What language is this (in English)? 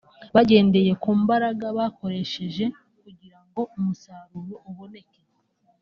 Kinyarwanda